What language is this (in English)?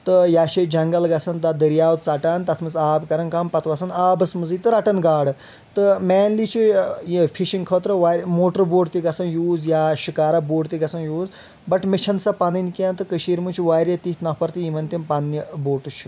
Kashmiri